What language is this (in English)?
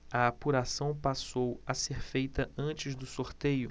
Portuguese